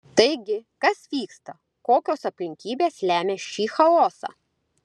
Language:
Lithuanian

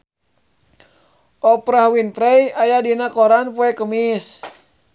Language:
Sundanese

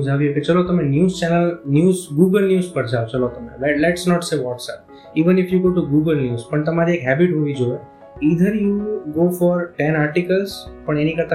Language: Gujarati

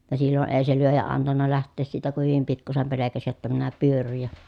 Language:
Finnish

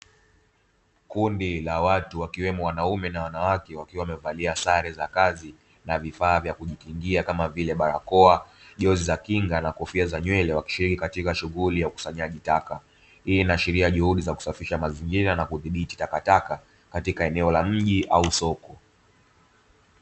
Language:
Swahili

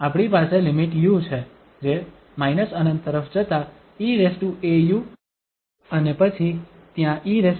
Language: Gujarati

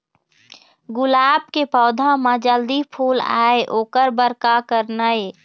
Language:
Chhattisgarhi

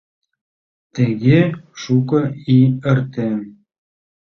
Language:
Mari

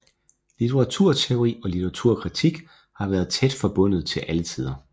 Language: Danish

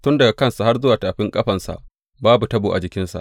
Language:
Hausa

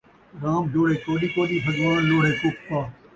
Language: Saraiki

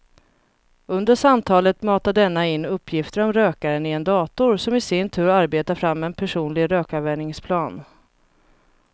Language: Swedish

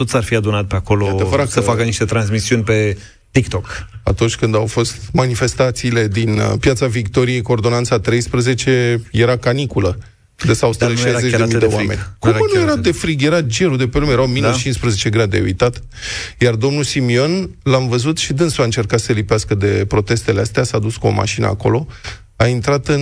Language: Romanian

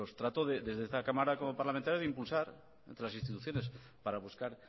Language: Spanish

